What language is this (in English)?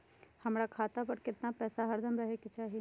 Magahi